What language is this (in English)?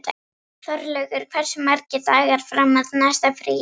Icelandic